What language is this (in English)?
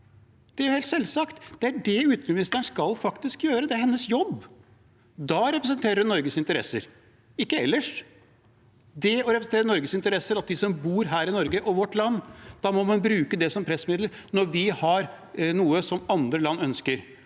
Norwegian